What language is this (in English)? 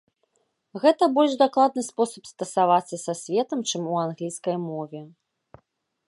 Belarusian